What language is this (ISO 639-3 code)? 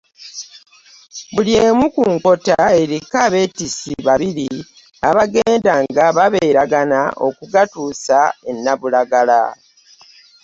lug